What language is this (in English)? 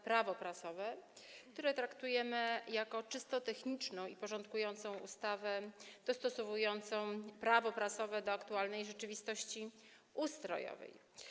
Polish